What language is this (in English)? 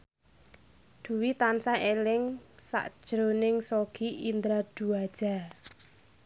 Javanese